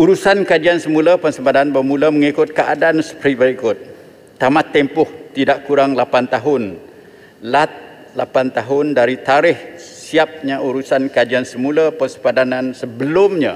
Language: Malay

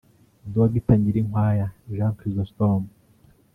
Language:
Kinyarwanda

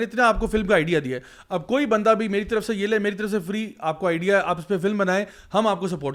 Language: Urdu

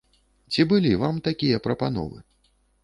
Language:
Belarusian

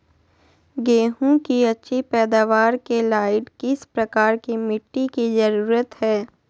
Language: Magahi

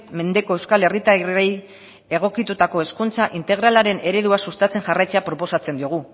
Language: Basque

